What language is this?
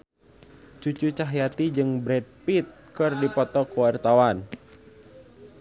Sundanese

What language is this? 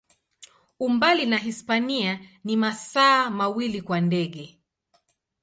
Swahili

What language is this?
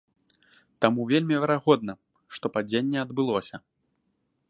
Belarusian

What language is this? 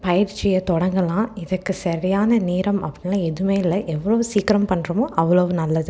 Tamil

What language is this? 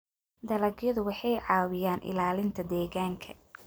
Somali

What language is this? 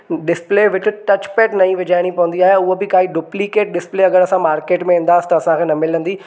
Sindhi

